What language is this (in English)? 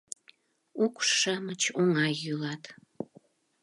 Mari